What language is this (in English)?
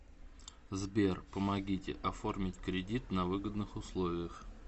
Russian